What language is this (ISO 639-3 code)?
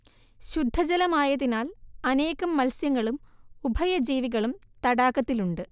mal